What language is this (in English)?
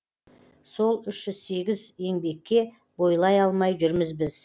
Kazakh